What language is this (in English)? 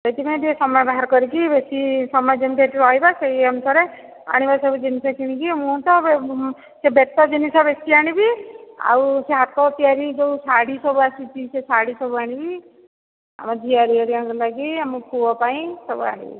Odia